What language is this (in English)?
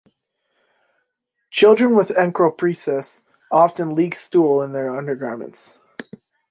English